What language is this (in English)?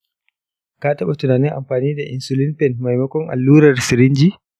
Hausa